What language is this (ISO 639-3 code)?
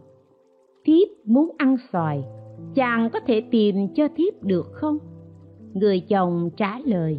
vie